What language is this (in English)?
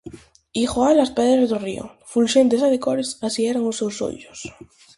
Galician